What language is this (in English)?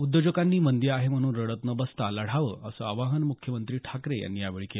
Marathi